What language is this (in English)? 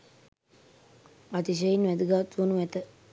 Sinhala